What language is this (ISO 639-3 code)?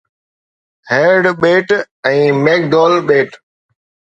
snd